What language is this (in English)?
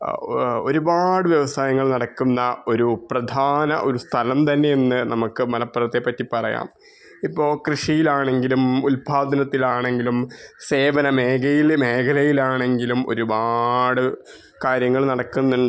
Malayalam